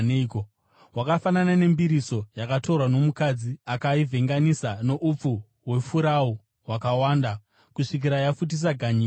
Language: Shona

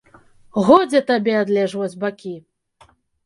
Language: Belarusian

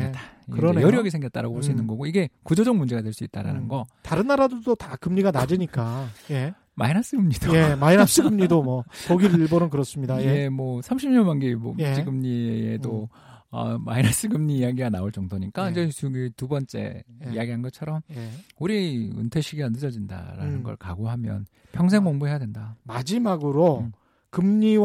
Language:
Korean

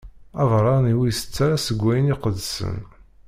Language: Kabyle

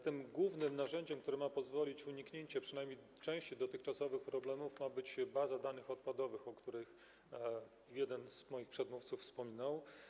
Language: Polish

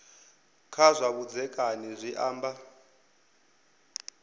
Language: Venda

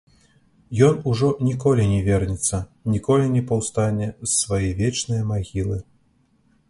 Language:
Belarusian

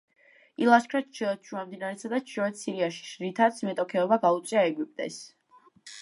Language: Georgian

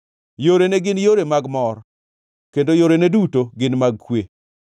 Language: Luo (Kenya and Tanzania)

